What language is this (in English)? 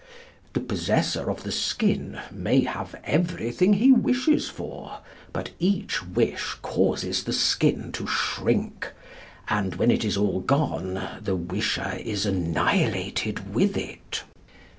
English